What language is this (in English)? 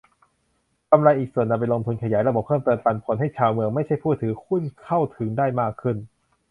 Thai